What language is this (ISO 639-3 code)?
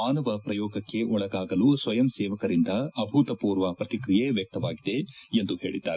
kan